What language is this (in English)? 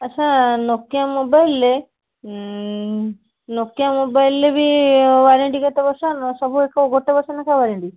Odia